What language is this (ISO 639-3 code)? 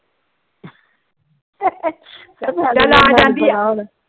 pan